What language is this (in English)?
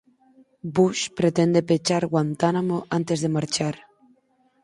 Galician